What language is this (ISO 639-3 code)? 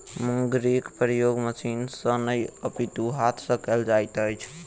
mai